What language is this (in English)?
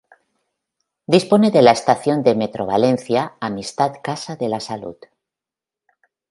Spanish